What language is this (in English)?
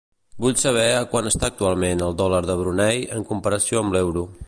Catalan